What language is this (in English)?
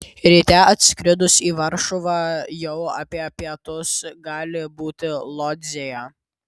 Lithuanian